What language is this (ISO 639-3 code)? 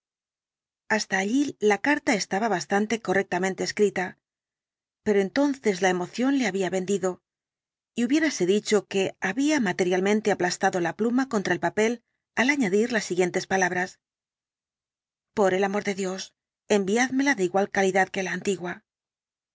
spa